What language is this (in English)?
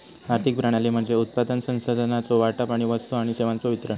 Marathi